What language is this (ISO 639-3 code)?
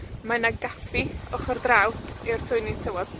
cym